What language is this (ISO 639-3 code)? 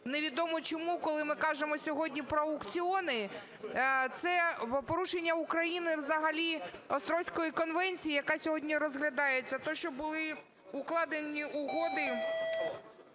ukr